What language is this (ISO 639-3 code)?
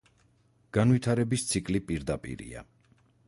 kat